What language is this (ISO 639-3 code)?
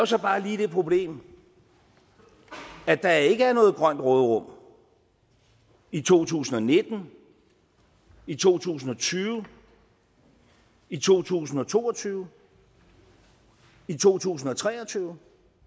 dan